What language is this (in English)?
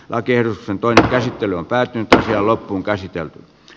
Finnish